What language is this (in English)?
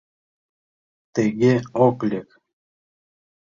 Mari